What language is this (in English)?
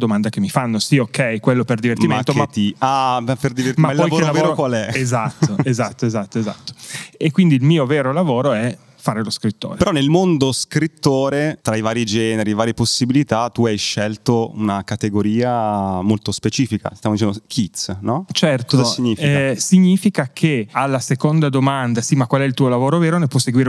Italian